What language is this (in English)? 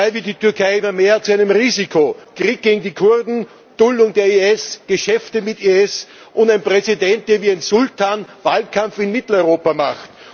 German